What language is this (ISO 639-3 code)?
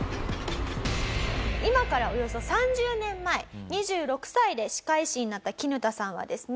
jpn